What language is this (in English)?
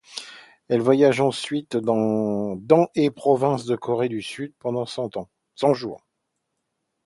French